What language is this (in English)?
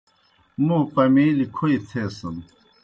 Kohistani Shina